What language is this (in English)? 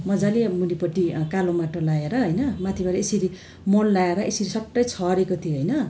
Nepali